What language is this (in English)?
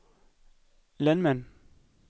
Danish